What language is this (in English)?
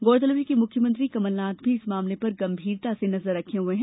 Hindi